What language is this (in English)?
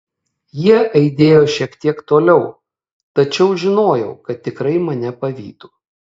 Lithuanian